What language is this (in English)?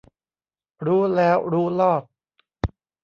Thai